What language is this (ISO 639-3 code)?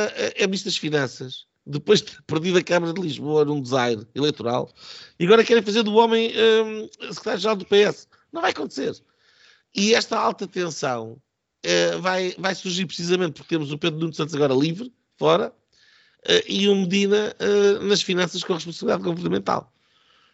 por